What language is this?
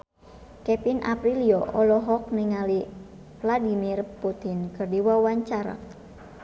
Sundanese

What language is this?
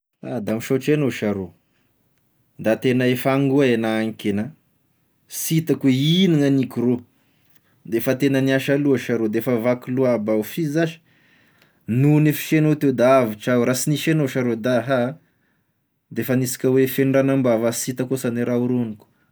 Tesaka Malagasy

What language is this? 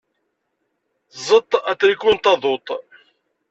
Kabyle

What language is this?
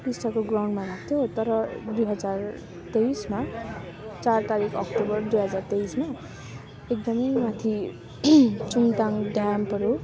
Nepali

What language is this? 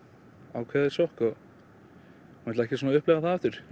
Icelandic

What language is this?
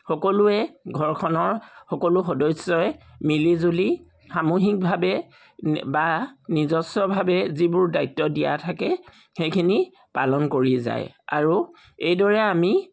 Assamese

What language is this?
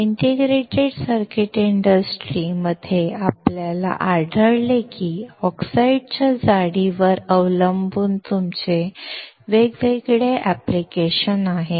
Marathi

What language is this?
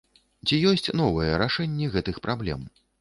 Belarusian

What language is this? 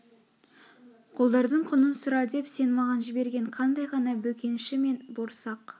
Kazakh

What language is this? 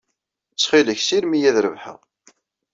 Kabyle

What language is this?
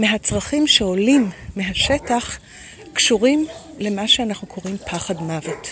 Hebrew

